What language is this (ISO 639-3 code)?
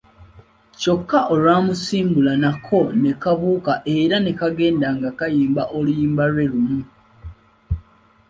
lug